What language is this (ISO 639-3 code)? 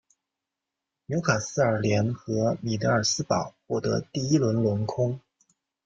zho